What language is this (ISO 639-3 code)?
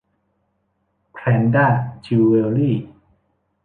tha